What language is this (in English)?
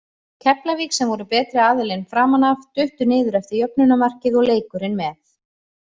Icelandic